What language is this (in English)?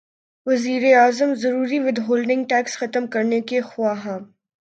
Urdu